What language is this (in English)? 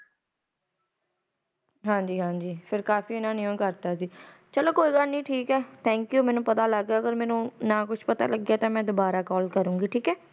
Punjabi